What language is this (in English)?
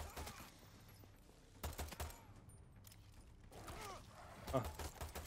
Turkish